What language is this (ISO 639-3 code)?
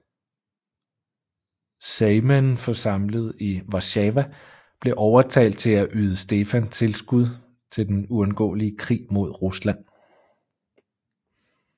dan